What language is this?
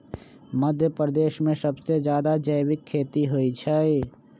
Magahi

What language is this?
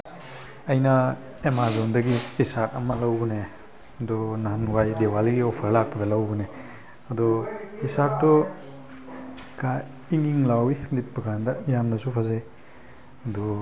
Manipuri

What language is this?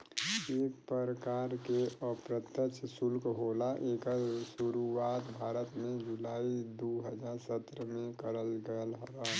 Bhojpuri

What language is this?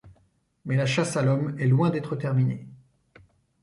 French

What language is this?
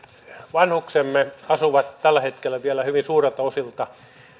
Finnish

